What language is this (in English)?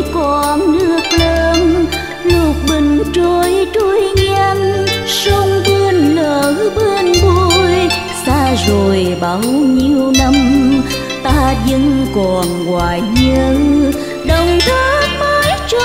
Vietnamese